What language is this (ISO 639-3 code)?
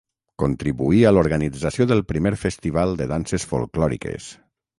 cat